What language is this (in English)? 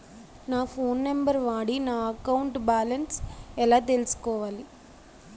Telugu